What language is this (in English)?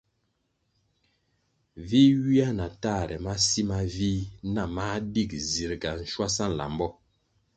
Kwasio